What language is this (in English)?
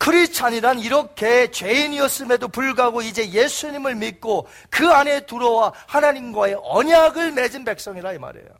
Korean